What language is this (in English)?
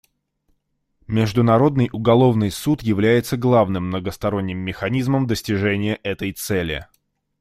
Russian